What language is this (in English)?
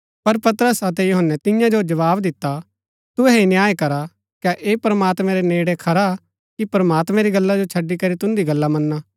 Gaddi